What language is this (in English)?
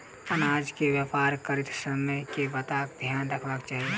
Maithili